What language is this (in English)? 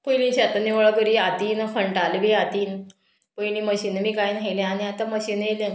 Konkani